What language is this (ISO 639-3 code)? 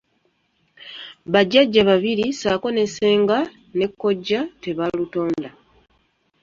lug